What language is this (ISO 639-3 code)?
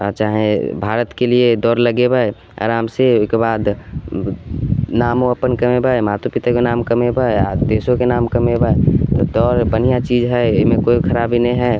mai